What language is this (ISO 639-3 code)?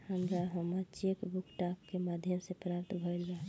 bho